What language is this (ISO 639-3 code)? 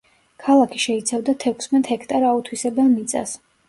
kat